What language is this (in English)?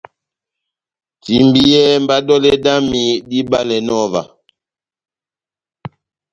Batanga